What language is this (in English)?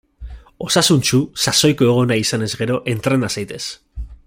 Basque